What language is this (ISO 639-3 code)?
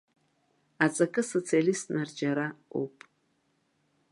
abk